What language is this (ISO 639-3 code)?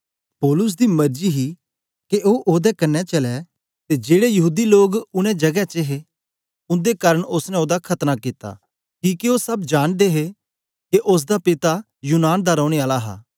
doi